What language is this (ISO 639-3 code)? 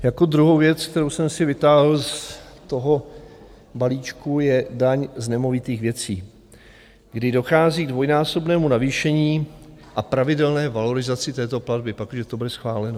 ces